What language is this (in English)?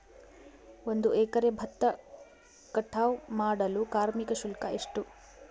Kannada